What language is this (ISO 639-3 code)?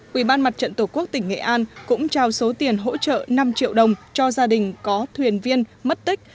vie